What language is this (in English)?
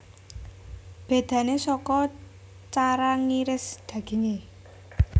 Javanese